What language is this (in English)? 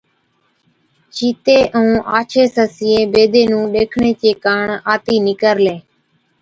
Od